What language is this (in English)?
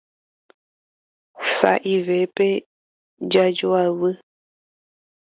Guarani